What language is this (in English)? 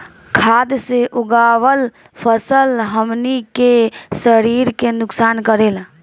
Bhojpuri